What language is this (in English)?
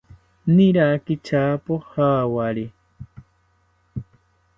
South Ucayali Ashéninka